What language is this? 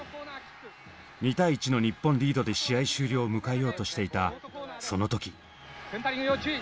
Japanese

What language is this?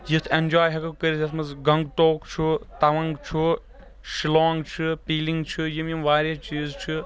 Kashmiri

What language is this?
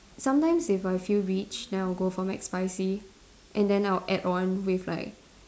English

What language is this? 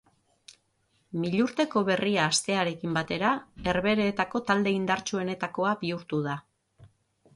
Basque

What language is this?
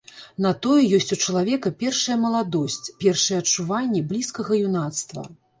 Belarusian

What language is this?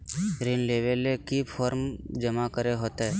Magahi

